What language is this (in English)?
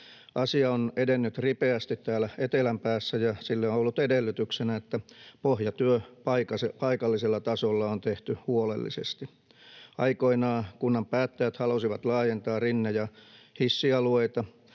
Finnish